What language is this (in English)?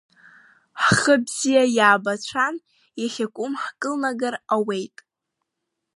Abkhazian